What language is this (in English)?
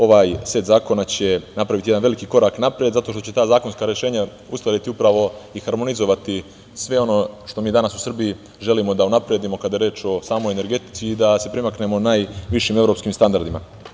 Serbian